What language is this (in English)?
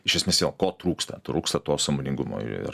Lithuanian